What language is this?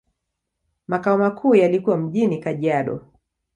Swahili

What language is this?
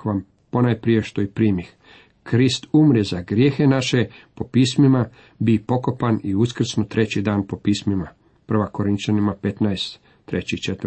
Croatian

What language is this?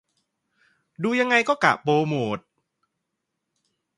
Thai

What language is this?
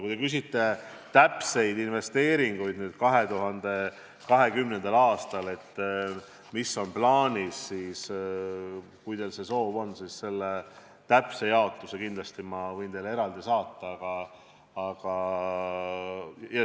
Estonian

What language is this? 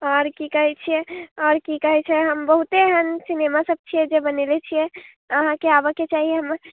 Maithili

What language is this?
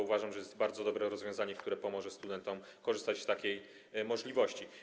Polish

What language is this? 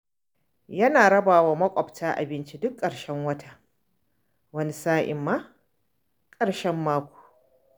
Hausa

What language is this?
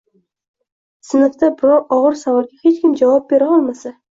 Uzbek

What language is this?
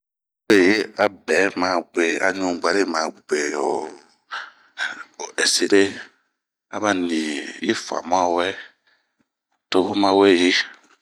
Bomu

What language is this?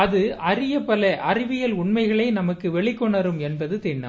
Tamil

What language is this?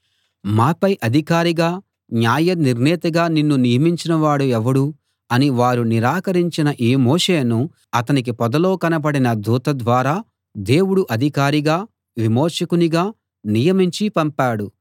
Telugu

